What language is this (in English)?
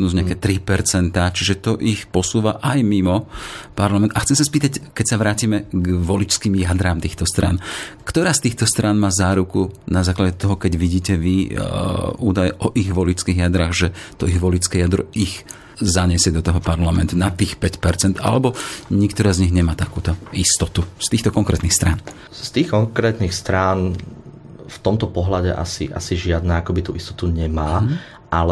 Slovak